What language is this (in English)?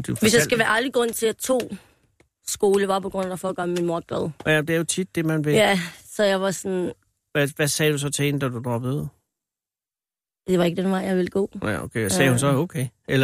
Danish